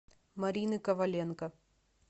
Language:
Russian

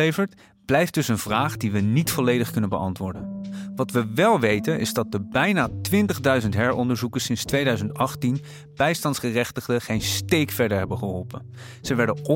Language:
Dutch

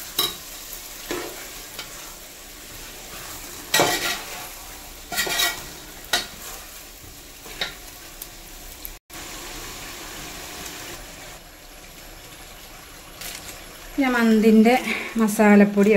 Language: Norwegian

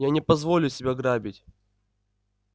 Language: Russian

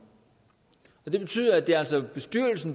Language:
Danish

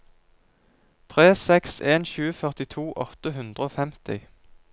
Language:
Norwegian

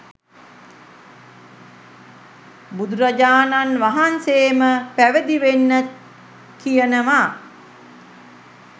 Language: Sinhala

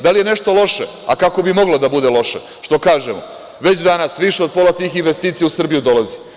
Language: Serbian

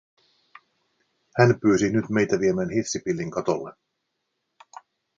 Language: Finnish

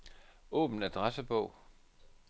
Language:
Danish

